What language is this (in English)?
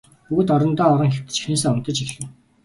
Mongolian